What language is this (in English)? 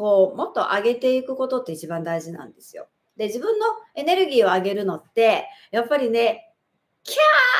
Japanese